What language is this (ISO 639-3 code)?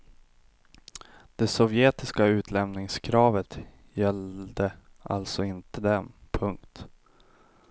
swe